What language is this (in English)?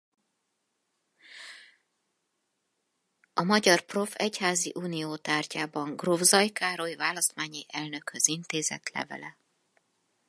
Hungarian